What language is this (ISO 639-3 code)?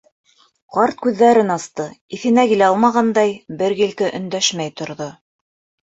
bak